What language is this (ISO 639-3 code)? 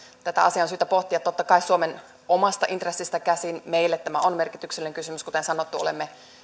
fin